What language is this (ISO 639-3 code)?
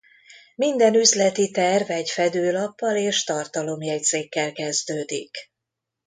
hun